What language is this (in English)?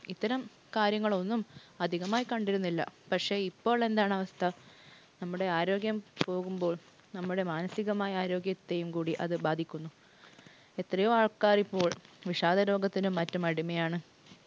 Malayalam